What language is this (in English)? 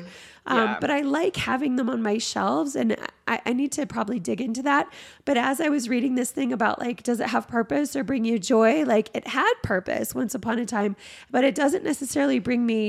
English